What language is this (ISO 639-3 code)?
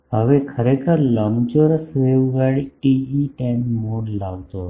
guj